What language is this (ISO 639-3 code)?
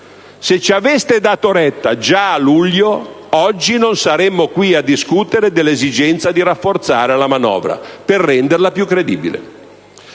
ita